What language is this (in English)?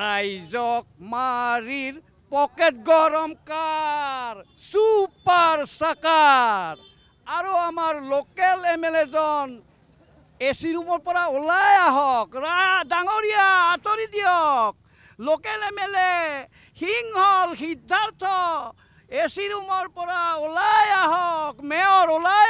Bangla